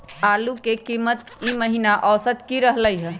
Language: Magahi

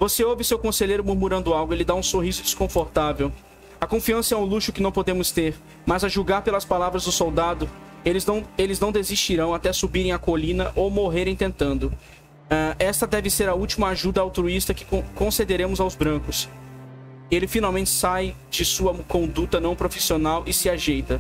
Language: Portuguese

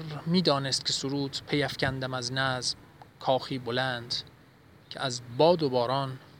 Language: Persian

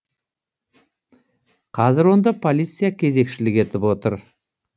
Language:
Kazakh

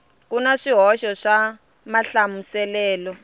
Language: Tsonga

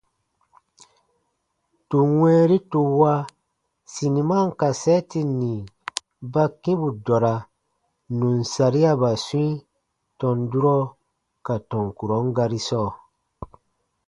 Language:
Baatonum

